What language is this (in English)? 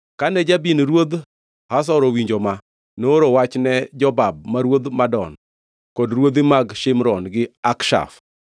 Luo (Kenya and Tanzania)